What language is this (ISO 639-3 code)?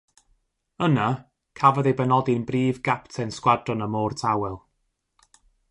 cym